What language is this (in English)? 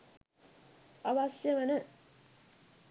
Sinhala